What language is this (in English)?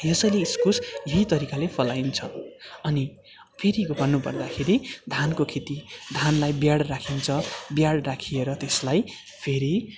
Nepali